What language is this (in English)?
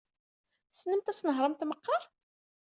Kabyle